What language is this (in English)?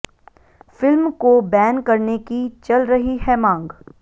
Hindi